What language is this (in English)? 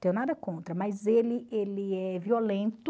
Portuguese